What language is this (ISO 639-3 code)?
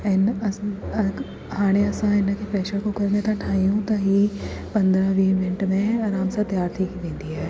snd